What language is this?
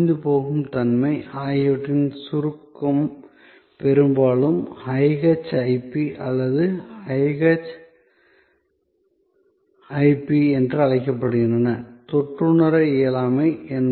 Tamil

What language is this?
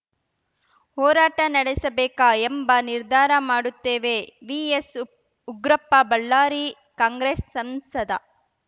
Kannada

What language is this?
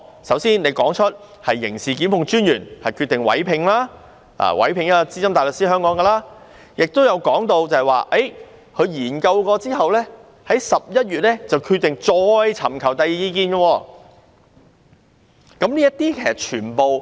Cantonese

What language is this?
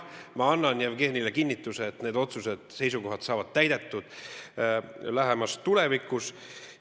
Estonian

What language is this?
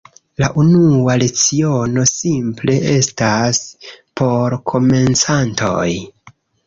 Esperanto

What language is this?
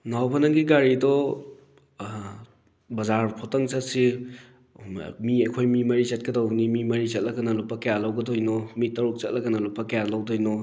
Manipuri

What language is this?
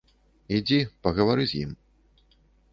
Belarusian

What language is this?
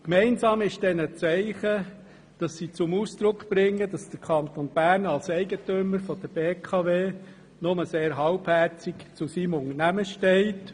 Swiss German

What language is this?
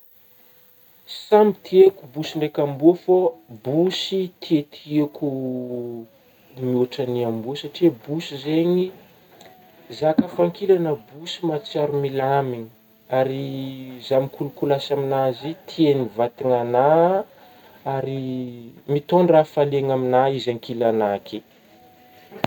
Northern Betsimisaraka Malagasy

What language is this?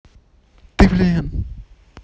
Russian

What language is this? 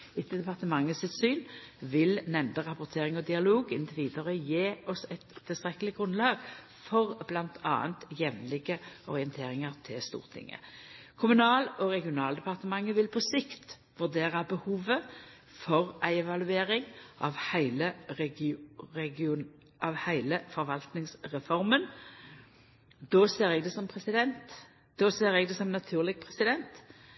Norwegian Nynorsk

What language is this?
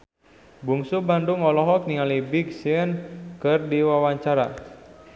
Sundanese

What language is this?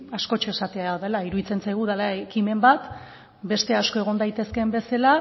Basque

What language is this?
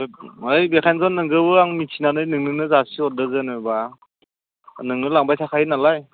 Bodo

